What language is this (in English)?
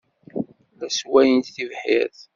Kabyle